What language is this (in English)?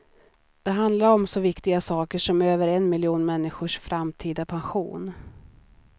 Swedish